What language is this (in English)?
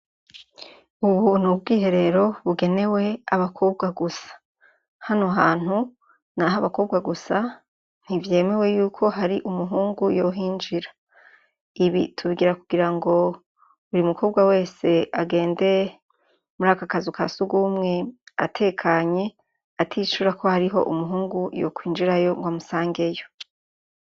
Rundi